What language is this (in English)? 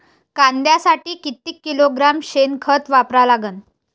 Marathi